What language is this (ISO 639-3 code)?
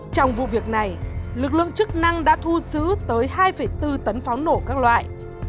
vie